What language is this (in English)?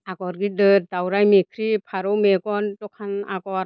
Bodo